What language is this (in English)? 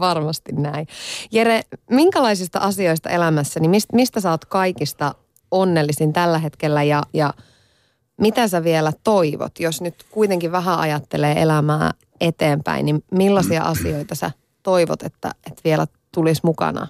Finnish